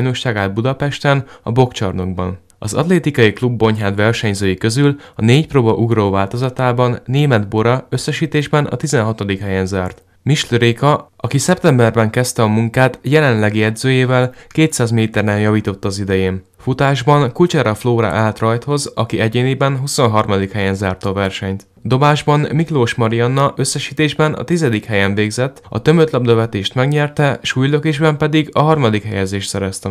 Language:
Hungarian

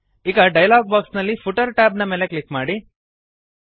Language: Kannada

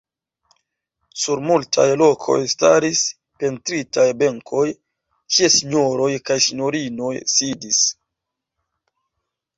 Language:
Esperanto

